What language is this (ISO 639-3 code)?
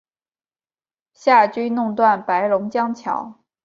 zho